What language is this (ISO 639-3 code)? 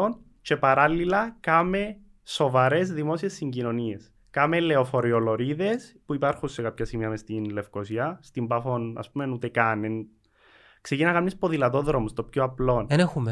ell